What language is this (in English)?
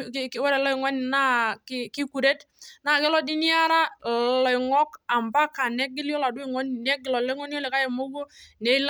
Masai